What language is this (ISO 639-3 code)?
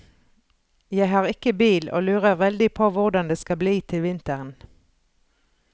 nor